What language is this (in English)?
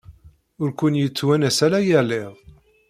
Kabyle